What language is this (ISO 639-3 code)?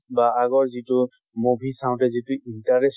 asm